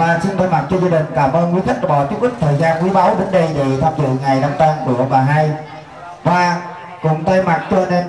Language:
Vietnamese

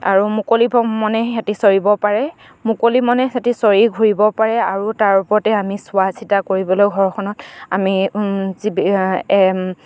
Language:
Assamese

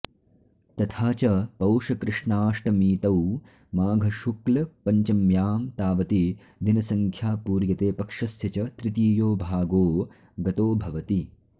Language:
Sanskrit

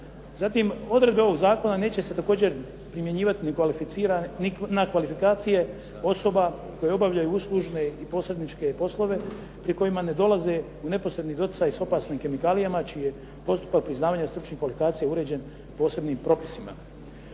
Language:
Croatian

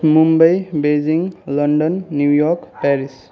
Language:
Nepali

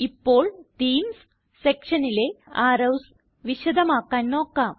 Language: Malayalam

